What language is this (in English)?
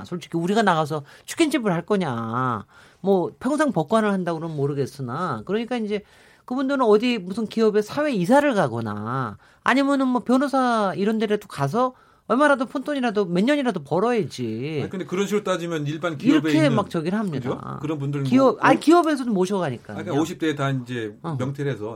Korean